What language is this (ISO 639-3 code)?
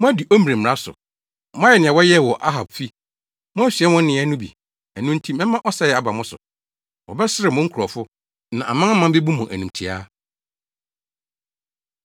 aka